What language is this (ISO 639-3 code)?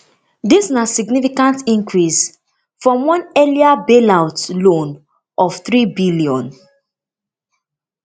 pcm